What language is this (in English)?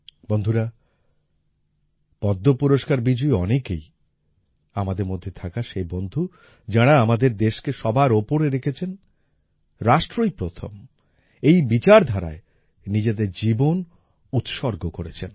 Bangla